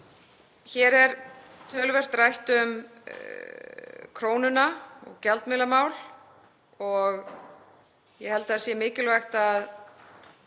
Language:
Icelandic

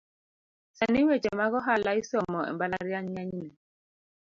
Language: Luo (Kenya and Tanzania)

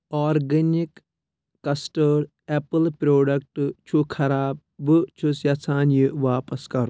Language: Kashmiri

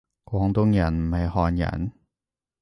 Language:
Cantonese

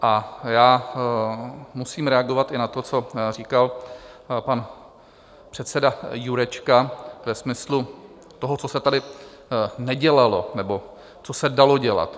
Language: Czech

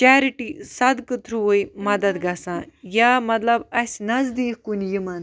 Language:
Kashmiri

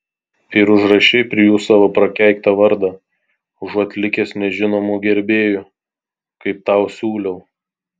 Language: Lithuanian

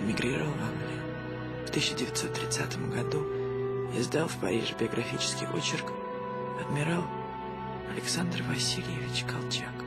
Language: Russian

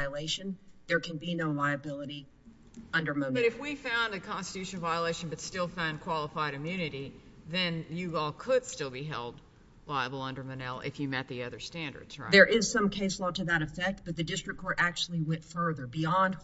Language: English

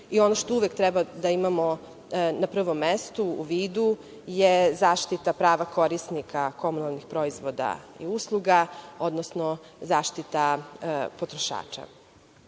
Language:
Serbian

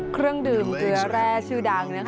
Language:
Thai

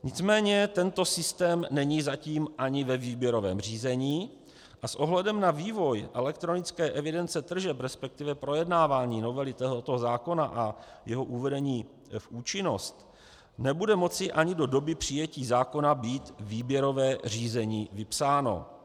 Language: Czech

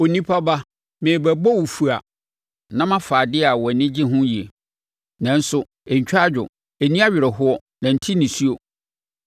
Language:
Akan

